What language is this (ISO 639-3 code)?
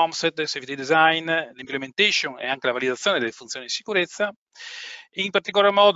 ita